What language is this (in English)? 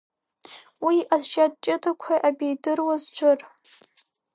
Abkhazian